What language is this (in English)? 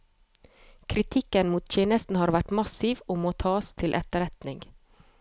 Norwegian